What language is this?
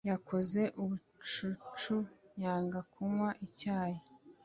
Kinyarwanda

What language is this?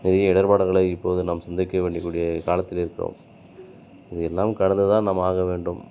Tamil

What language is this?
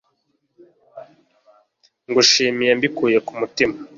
Kinyarwanda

